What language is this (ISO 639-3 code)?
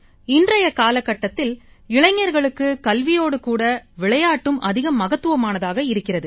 tam